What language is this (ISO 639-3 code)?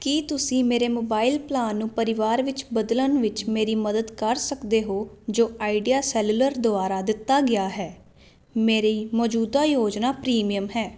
pan